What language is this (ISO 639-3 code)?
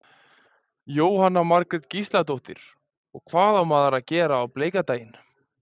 isl